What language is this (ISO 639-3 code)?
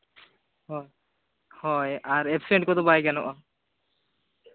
sat